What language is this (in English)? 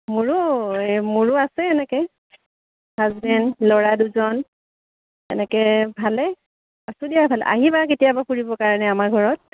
Assamese